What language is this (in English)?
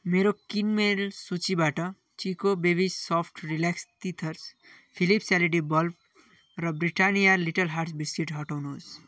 Nepali